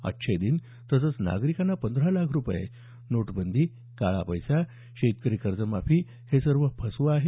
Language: Marathi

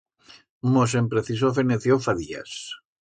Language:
Aragonese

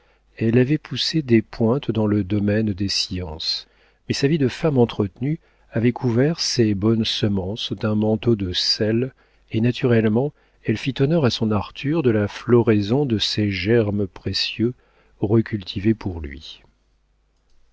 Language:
French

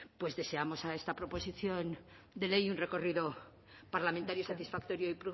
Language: Spanish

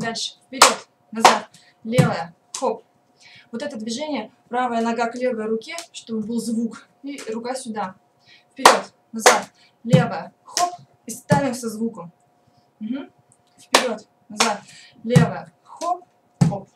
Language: Russian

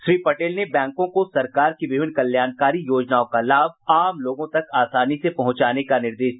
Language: Hindi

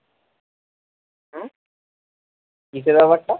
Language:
Bangla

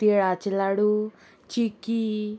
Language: Konkani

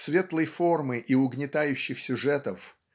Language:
Russian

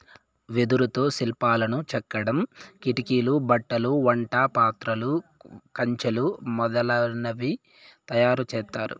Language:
Telugu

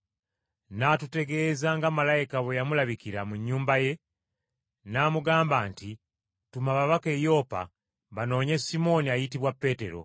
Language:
Ganda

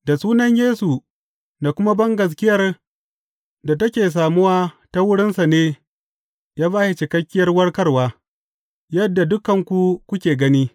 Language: Hausa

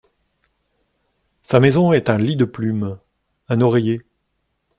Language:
French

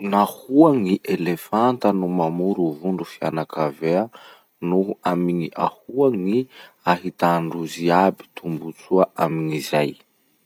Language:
Masikoro Malagasy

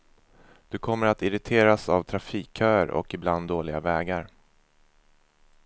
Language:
Swedish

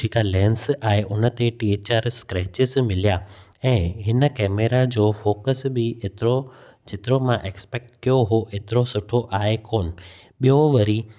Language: Sindhi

